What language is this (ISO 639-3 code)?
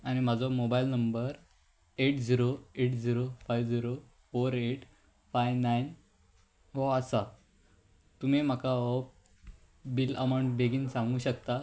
kok